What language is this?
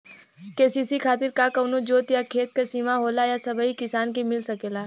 Bhojpuri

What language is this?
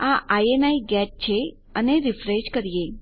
Gujarati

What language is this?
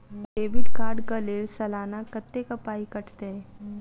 Maithili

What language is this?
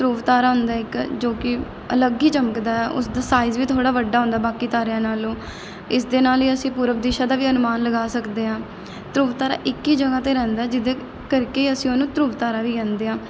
Punjabi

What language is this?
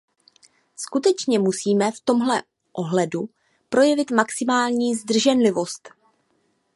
Czech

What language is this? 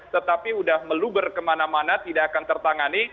Indonesian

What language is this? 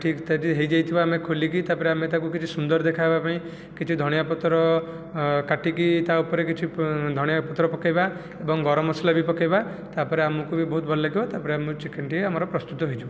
Odia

